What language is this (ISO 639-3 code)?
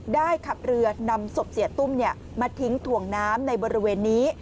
tha